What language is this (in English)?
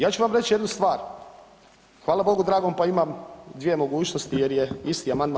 Croatian